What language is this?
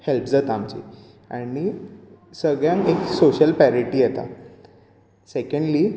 Konkani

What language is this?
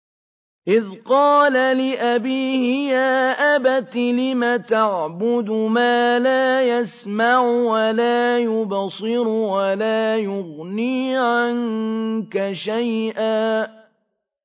Arabic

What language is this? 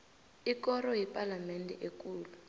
South Ndebele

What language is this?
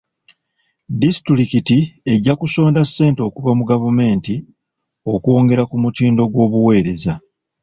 Ganda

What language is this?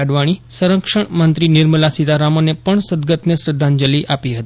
Gujarati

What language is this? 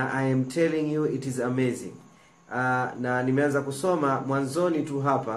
Swahili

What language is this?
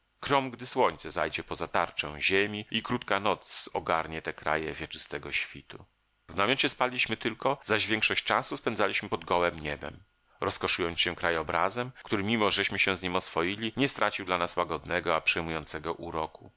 Polish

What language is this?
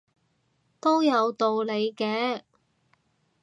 Cantonese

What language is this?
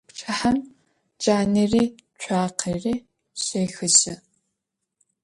Adyghe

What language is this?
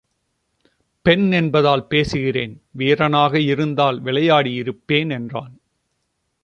Tamil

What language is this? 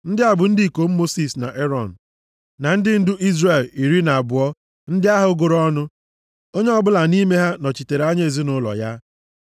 Igbo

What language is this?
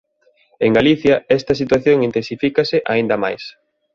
Galician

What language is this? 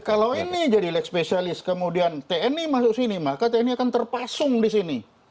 Indonesian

